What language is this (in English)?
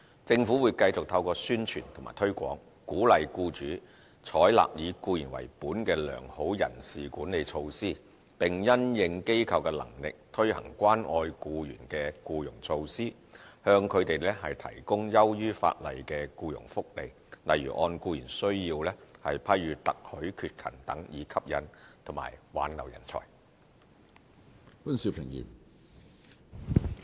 Cantonese